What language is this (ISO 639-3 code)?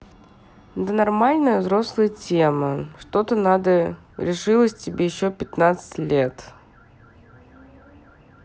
rus